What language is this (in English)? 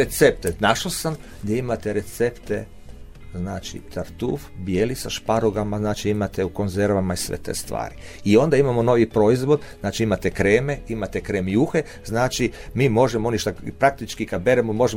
Croatian